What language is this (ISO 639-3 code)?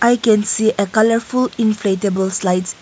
eng